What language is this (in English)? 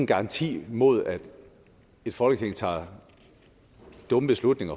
Danish